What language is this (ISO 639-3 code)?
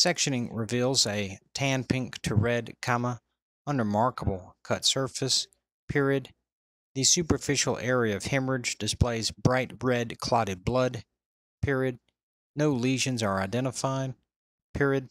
eng